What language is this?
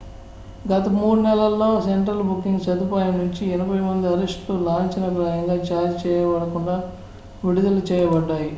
Telugu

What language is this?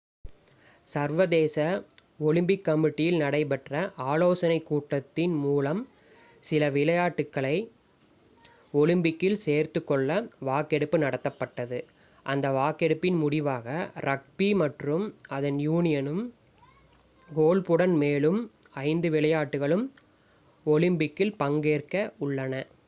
Tamil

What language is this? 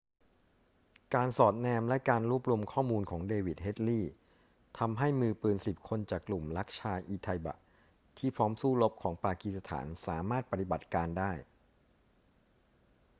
Thai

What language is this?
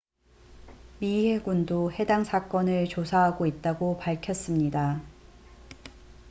Korean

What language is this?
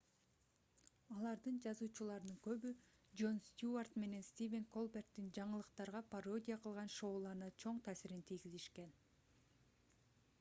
Kyrgyz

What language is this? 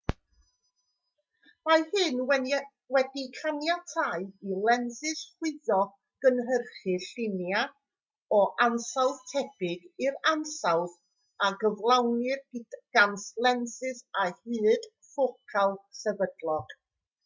Welsh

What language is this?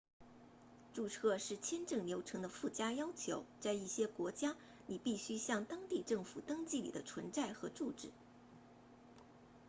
Chinese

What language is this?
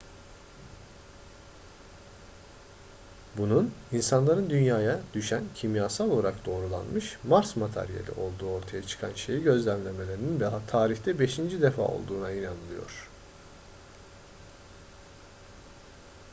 Turkish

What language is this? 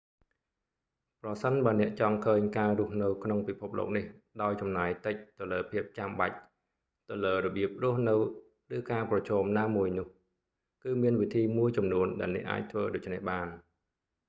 Khmer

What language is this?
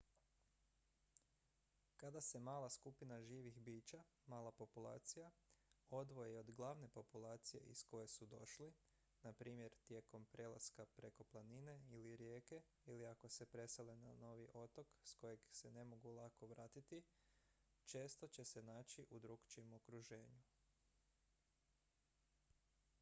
Croatian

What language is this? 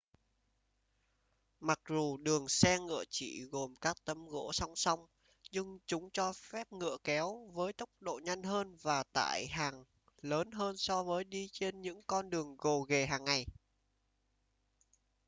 Vietnamese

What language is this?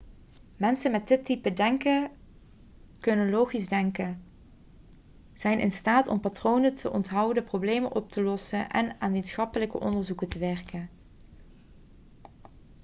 Dutch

